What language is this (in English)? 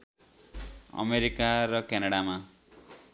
Nepali